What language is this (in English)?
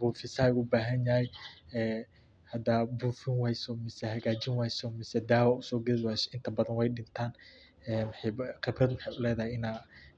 Somali